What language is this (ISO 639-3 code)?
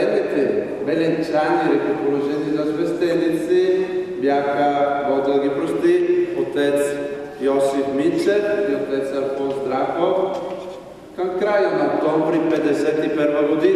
ron